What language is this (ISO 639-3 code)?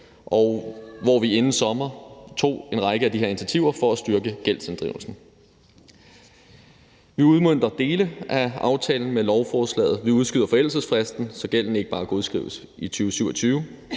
dan